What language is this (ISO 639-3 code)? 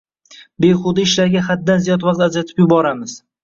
uzb